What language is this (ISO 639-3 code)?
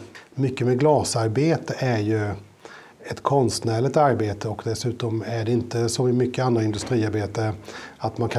swe